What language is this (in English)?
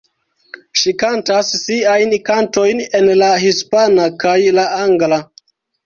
Esperanto